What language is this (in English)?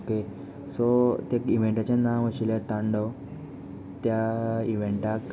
Konkani